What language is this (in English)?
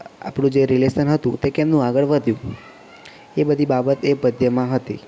Gujarati